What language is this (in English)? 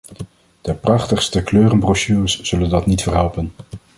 Dutch